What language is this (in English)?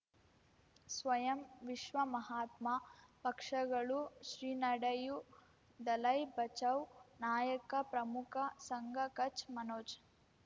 Kannada